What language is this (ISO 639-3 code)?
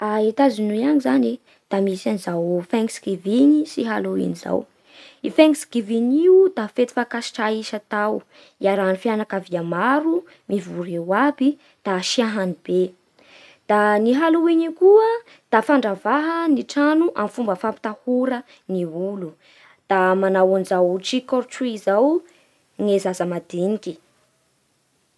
bhr